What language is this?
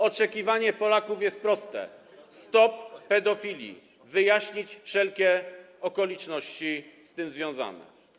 Polish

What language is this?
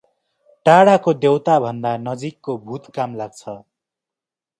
Nepali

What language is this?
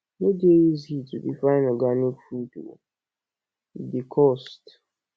Nigerian Pidgin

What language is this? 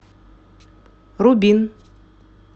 Russian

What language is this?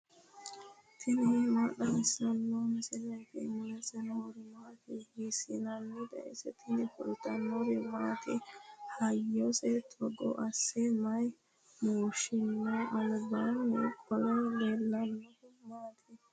Sidamo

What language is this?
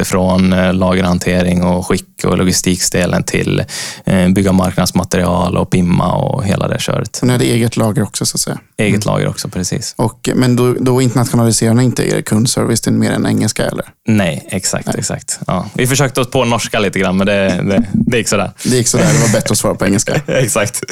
Swedish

